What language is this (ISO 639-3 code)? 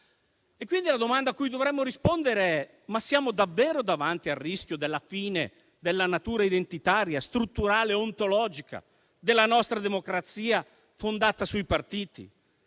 ita